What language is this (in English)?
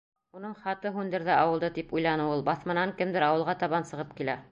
Bashkir